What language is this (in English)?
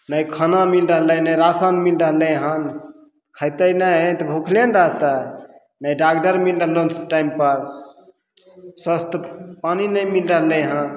Maithili